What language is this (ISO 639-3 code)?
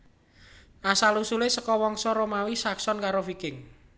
jav